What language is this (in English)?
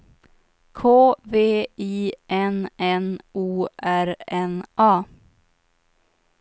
Swedish